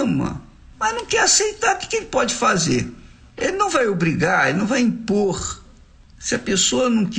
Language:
Portuguese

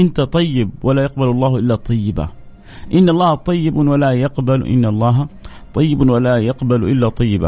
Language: Arabic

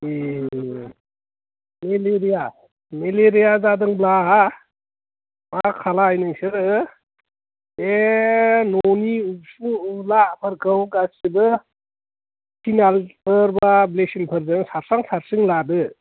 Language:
Bodo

